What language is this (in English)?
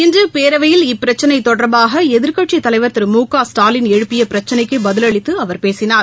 Tamil